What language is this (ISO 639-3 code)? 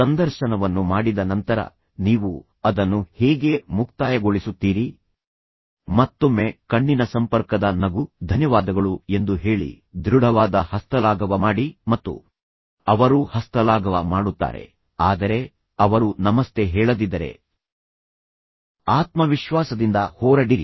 kan